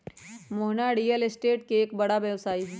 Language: Magahi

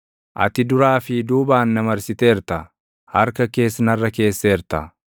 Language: Oromo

